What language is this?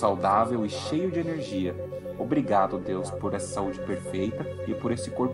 Portuguese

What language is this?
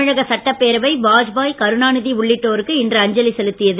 Tamil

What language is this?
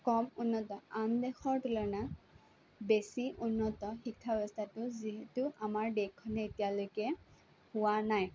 Assamese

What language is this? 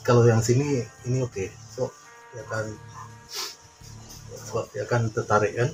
Indonesian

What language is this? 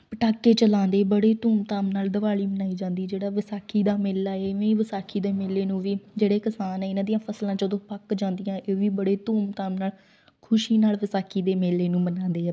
Punjabi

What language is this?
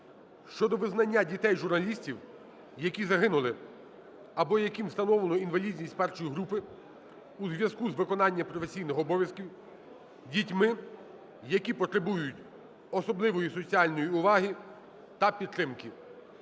Ukrainian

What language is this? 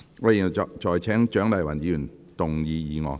Cantonese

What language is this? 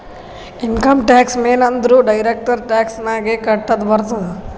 Kannada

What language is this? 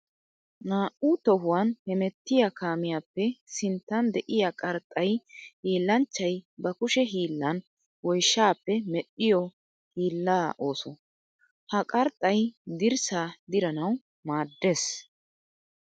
Wolaytta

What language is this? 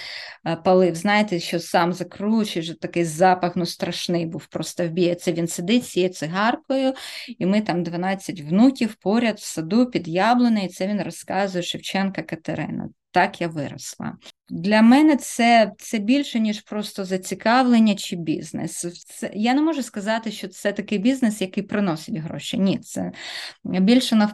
Ukrainian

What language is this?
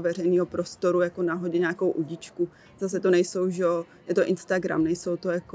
Czech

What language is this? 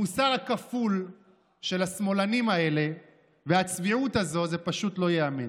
Hebrew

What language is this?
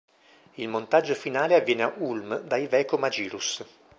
Italian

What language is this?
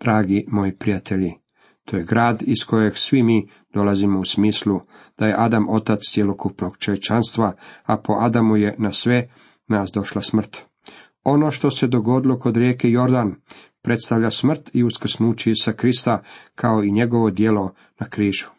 Croatian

